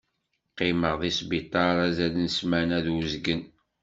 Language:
Kabyle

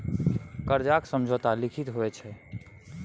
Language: Maithili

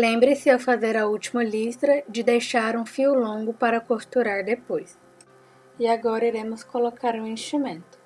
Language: Portuguese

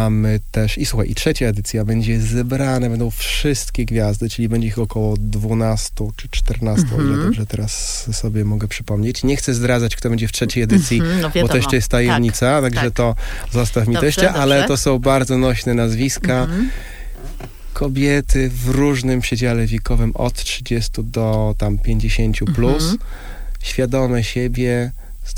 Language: Polish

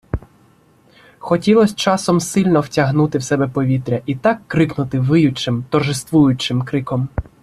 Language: Ukrainian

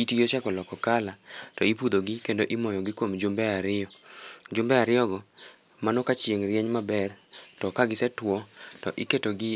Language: Luo (Kenya and Tanzania)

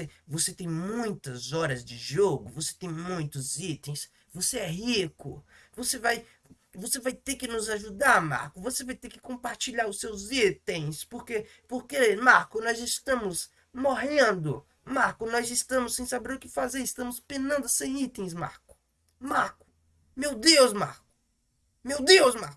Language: Portuguese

